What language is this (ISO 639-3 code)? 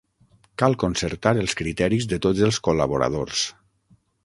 cat